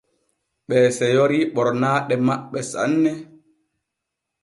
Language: Borgu Fulfulde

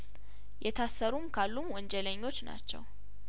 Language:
Amharic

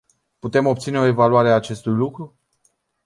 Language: Romanian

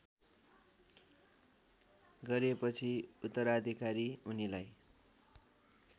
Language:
Nepali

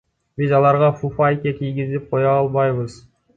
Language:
Kyrgyz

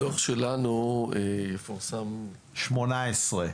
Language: Hebrew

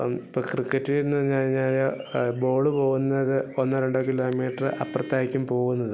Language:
Malayalam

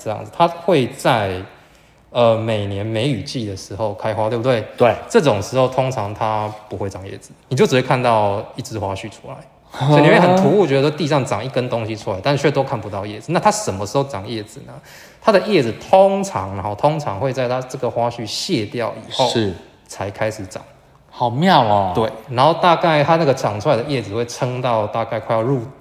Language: Chinese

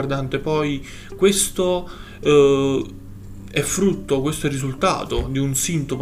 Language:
Italian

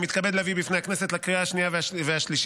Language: Hebrew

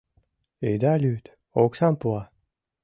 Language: Mari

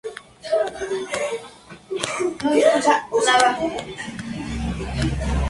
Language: Spanish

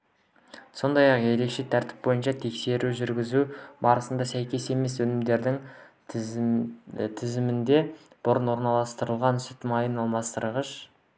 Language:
Kazakh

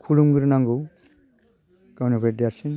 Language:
Bodo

